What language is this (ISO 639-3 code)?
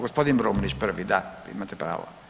hrv